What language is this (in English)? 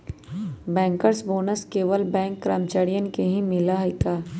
Magahi